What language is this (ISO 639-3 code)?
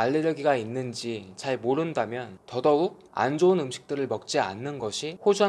kor